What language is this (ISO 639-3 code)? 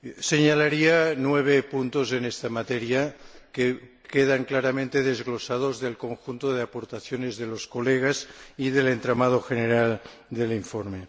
spa